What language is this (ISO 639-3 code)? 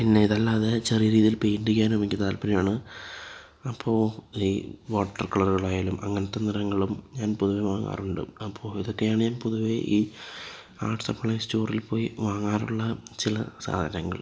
mal